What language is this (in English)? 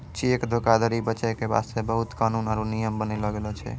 Maithili